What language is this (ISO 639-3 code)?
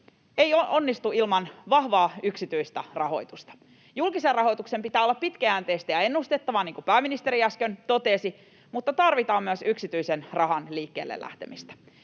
fin